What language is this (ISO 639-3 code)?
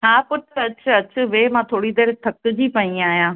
snd